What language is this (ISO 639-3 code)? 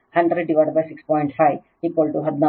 kan